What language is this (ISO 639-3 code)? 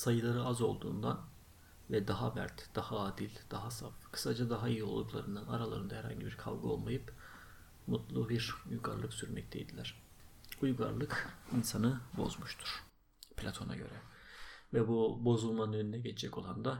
tur